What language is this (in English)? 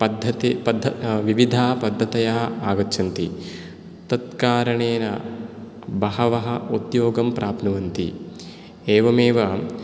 Sanskrit